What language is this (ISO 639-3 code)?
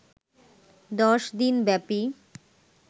ben